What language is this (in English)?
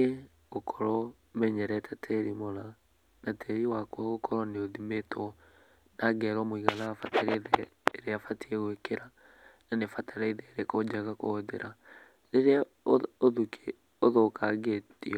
Kikuyu